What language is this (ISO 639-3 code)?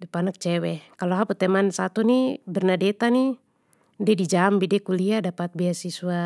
pmy